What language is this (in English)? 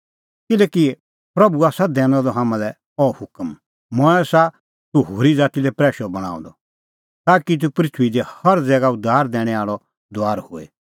Kullu Pahari